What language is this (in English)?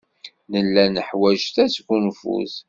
Kabyle